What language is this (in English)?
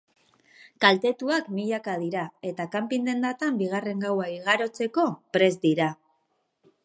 Basque